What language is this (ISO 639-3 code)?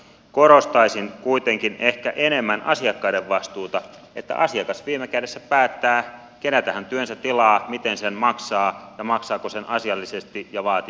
fin